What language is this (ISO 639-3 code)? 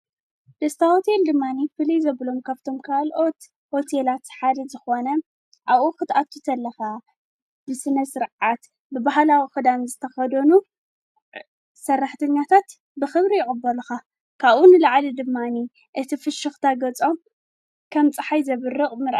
tir